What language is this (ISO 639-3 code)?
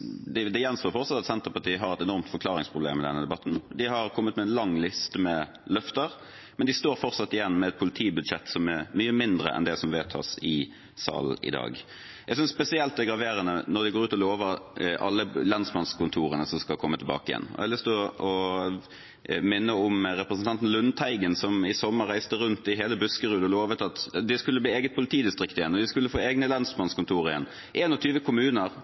nob